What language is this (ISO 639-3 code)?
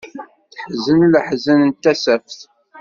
kab